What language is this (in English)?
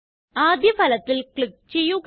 Malayalam